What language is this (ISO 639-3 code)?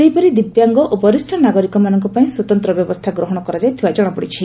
ori